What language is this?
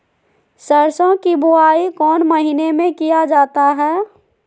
Magahi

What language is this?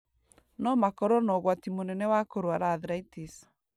Kikuyu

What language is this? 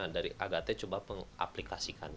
Indonesian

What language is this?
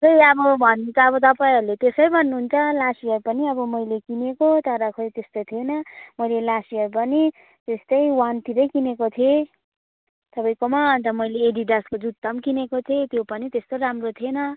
Nepali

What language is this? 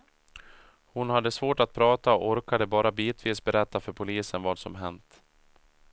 Swedish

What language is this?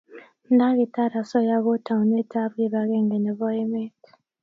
Kalenjin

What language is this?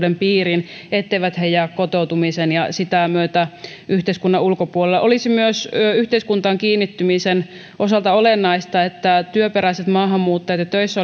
Finnish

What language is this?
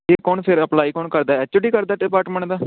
Punjabi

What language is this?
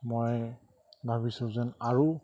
Assamese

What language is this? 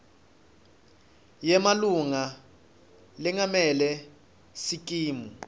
Swati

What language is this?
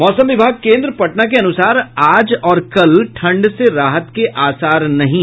Hindi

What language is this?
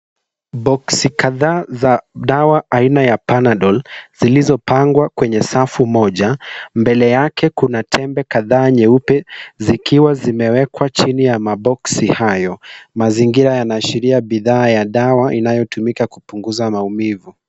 Swahili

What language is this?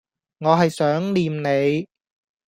Cantonese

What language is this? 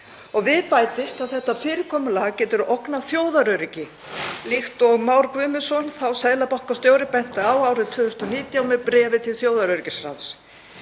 Icelandic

